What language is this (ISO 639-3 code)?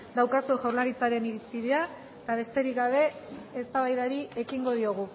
eus